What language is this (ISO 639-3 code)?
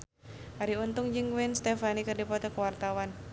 sun